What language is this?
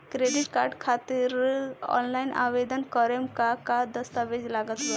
Bhojpuri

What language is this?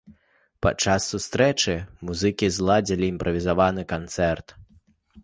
Belarusian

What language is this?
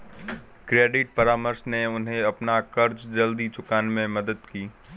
Hindi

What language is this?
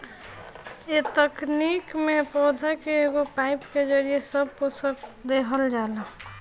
Bhojpuri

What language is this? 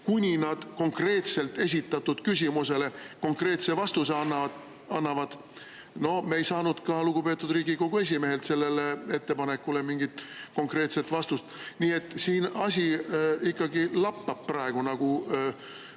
Estonian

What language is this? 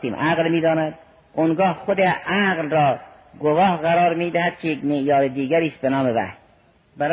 Persian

